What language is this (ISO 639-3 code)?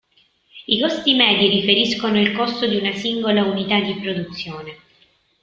ita